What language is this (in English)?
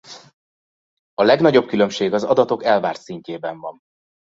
Hungarian